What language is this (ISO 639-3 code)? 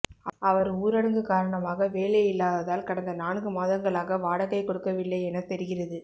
tam